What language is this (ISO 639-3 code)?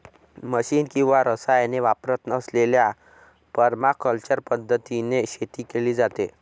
mar